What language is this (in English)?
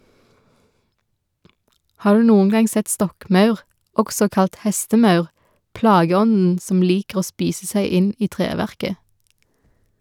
Norwegian